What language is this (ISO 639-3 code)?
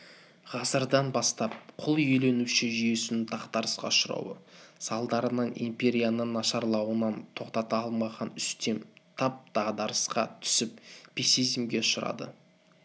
kaz